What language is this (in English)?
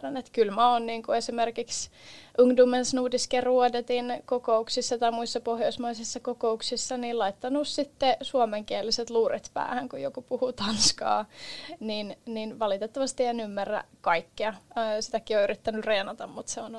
Finnish